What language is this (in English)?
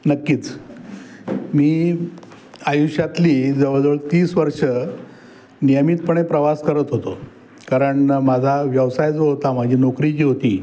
Marathi